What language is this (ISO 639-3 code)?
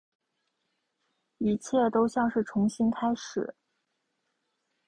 zho